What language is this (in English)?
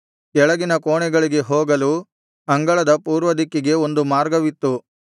Kannada